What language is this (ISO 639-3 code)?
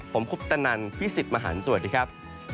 tha